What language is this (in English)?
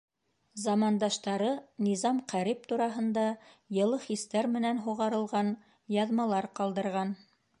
Bashkir